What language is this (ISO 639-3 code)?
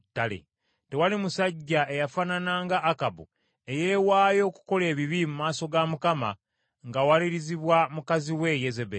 lug